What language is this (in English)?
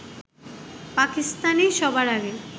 Bangla